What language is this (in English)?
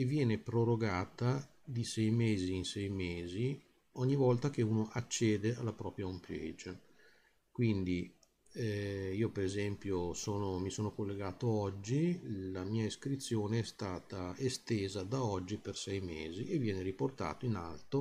Italian